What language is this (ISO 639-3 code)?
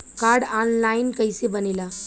bho